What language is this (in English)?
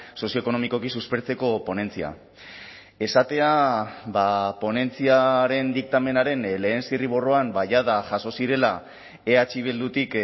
Basque